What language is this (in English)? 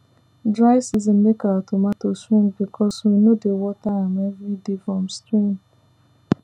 Nigerian Pidgin